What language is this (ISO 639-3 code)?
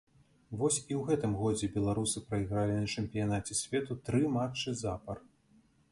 bel